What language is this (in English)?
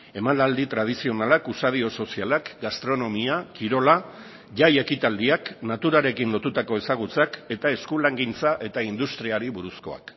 Basque